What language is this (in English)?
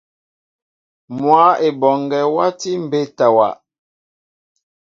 Mbo (Cameroon)